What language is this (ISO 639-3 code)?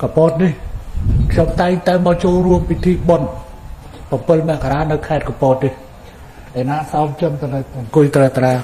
tha